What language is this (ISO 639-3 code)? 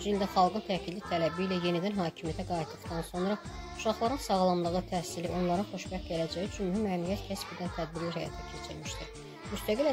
tur